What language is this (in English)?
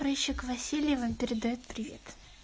Russian